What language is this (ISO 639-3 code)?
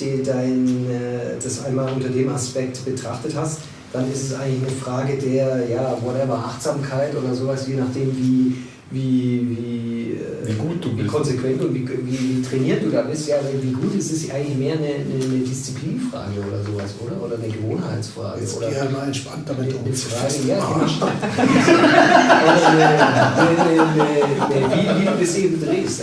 deu